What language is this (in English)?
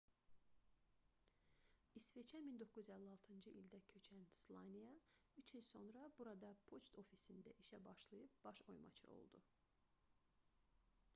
Azerbaijani